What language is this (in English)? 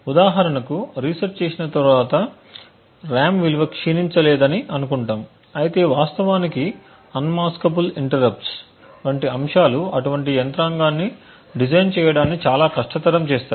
Telugu